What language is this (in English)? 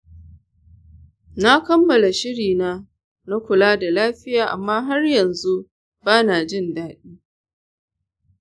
Hausa